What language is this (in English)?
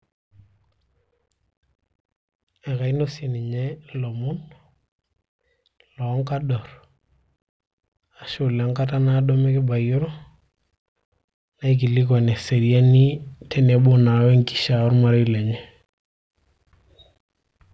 Masai